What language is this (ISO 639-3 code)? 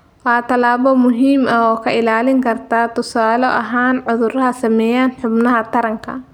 som